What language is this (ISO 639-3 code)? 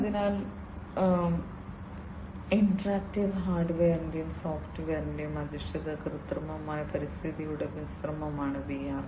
mal